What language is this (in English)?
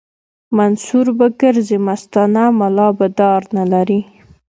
Pashto